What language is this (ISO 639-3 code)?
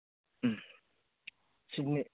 mni